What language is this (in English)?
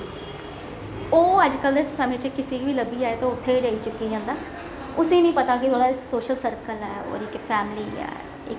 Dogri